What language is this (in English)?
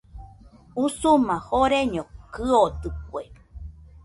Nüpode Huitoto